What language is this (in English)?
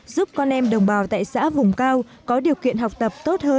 Vietnamese